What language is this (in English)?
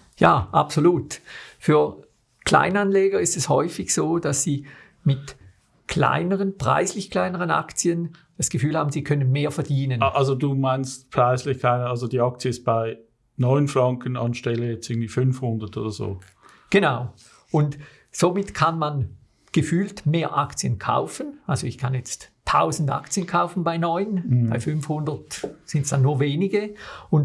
German